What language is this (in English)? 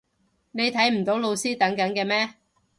Cantonese